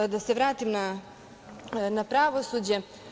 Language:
Serbian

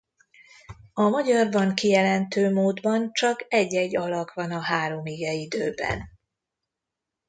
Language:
Hungarian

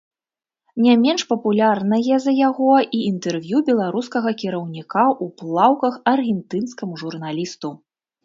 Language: Belarusian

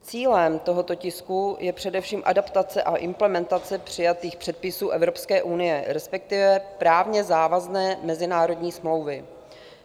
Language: Czech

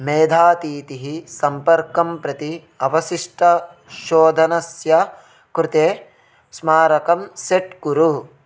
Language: Sanskrit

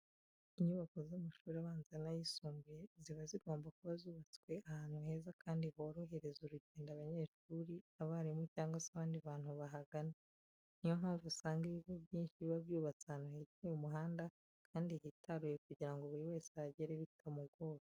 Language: Kinyarwanda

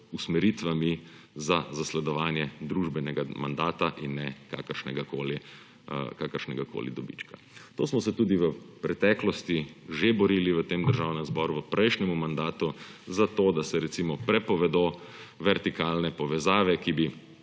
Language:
Slovenian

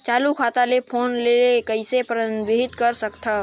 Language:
Chhattisgarhi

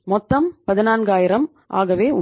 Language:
Tamil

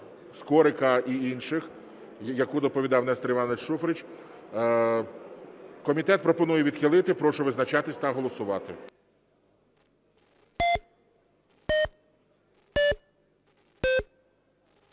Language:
Ukrainian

